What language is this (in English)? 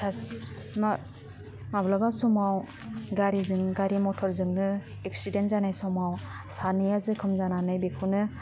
Bodo